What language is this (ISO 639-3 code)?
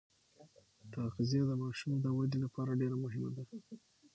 pus